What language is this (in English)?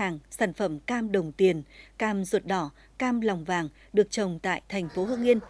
Vietnamese